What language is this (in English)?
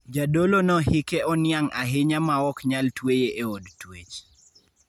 Luo (Kenya and Tanzania)